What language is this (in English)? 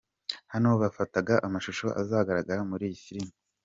Kinyarwanda